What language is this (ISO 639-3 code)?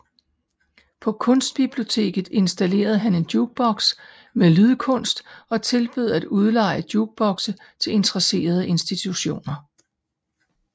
dan